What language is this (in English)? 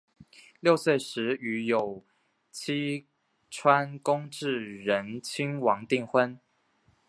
Chinese